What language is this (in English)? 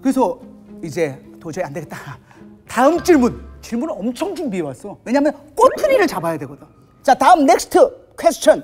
Korean